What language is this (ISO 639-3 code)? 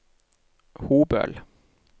nor